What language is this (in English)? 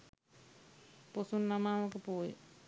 Sinhala